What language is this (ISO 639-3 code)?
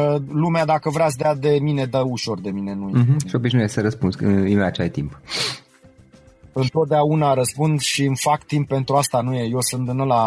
ron